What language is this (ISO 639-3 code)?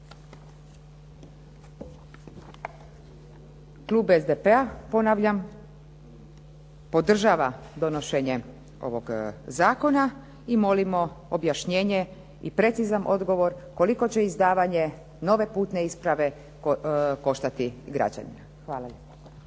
hrv